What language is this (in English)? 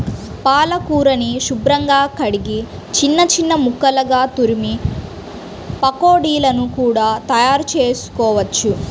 Telugu